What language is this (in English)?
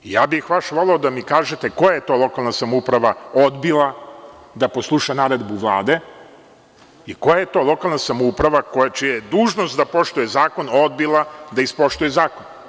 Serbian